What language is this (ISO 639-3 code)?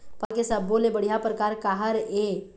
hne